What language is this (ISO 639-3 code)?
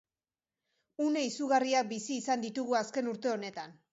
eus